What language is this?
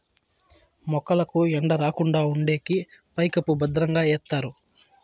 Telugu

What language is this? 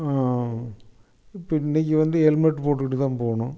Tamil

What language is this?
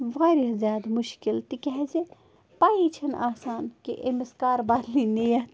Kashmiri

